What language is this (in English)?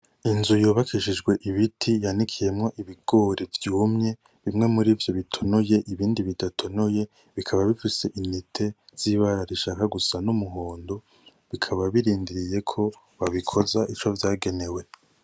Rundi